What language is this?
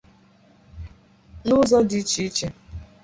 Igbo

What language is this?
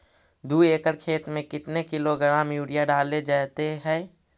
Magahi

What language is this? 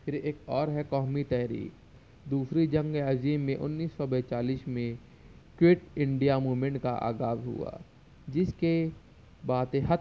Urdu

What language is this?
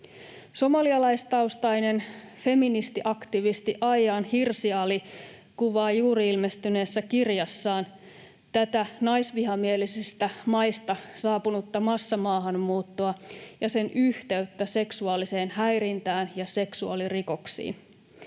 Finnish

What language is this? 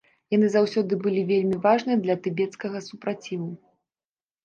Belarusian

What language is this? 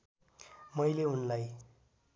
Nepali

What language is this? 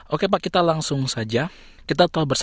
Indonesian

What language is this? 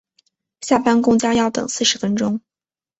Chinese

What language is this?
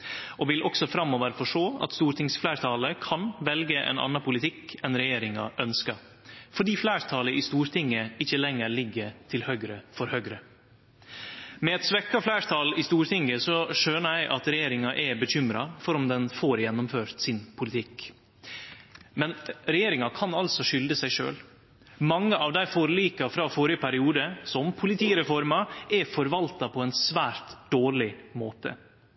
Norwegian Nynorsk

